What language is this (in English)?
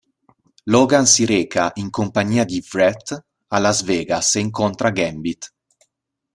Italian